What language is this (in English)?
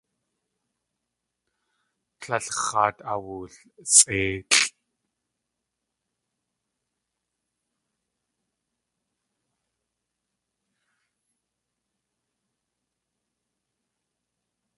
Tlingit